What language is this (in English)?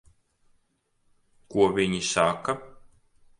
Latvian